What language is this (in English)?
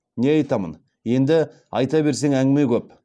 Kazakh